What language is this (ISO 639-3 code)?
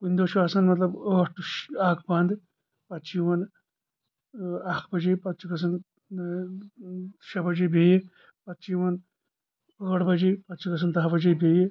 kas